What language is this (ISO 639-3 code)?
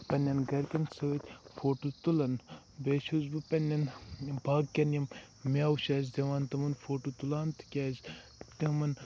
kas